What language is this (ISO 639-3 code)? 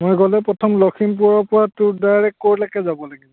asm